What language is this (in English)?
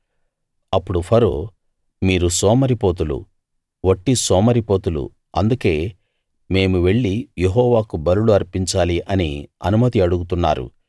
Telugu